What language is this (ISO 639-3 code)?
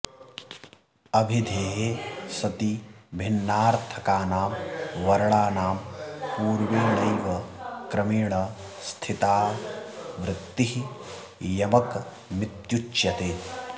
san